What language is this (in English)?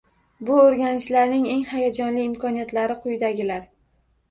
Uzbek